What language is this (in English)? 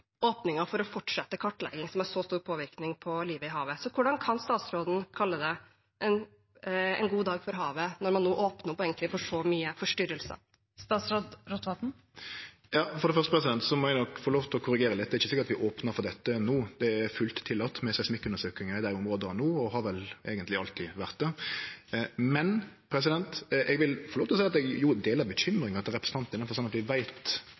Norwegian